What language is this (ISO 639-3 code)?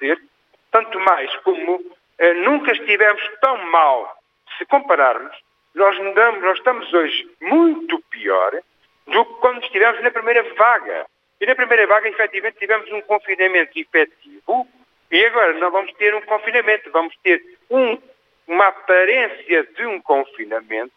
por